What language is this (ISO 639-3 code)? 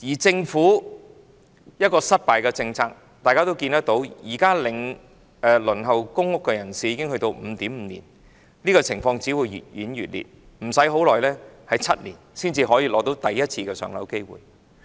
yue